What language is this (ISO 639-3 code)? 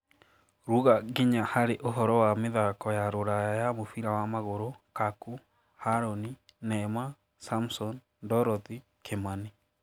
kik